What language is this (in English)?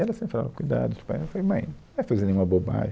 Portuguese